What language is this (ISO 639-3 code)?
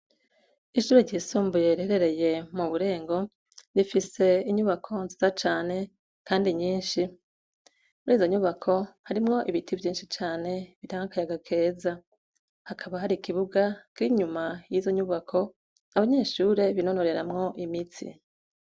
run